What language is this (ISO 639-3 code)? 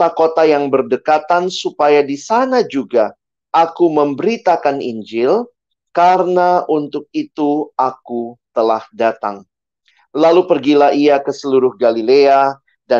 ind